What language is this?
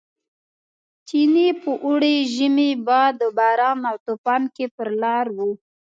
Pashto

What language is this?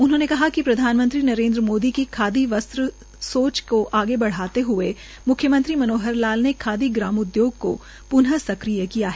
Hindi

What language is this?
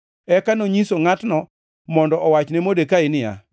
Luo (Kenya and Tanzania)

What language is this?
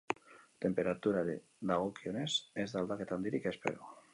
Basque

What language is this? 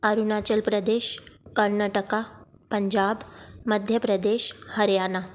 Sindhi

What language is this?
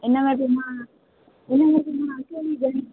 Sindhi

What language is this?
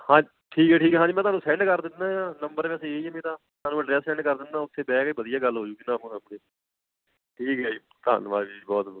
Punjabi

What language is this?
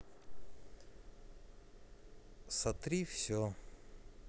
Russian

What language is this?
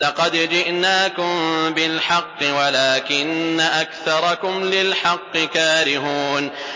Arabic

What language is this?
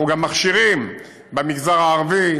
Hebrew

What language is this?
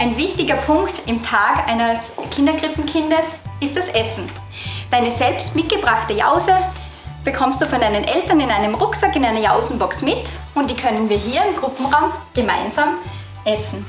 German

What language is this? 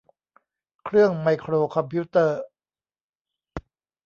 Thai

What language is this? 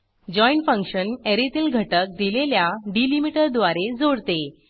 Marathi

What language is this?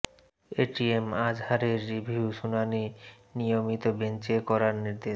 Bangla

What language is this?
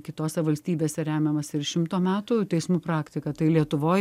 Lithuanian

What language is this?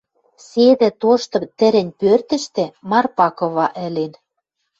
Western Mari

